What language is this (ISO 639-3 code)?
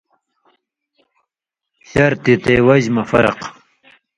mvy